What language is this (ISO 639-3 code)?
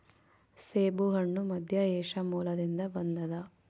kan